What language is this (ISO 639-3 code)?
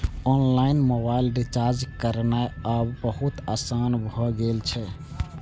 mai